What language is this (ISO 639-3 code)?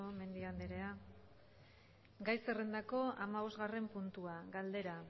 eus